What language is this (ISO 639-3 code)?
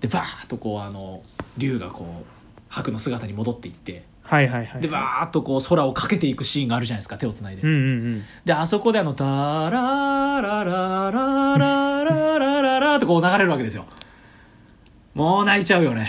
jpn